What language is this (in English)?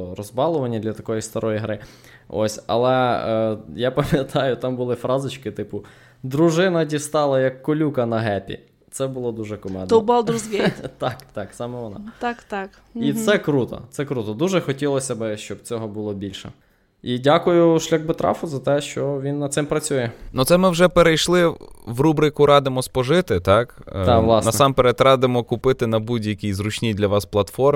Ukrainian